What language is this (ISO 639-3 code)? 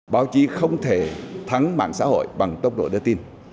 vie